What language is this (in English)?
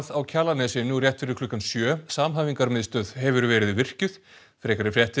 Icelandic